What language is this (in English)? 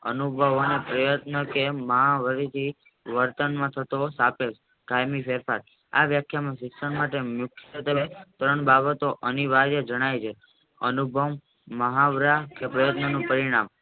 Gujarati